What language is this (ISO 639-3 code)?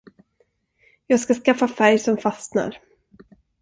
swe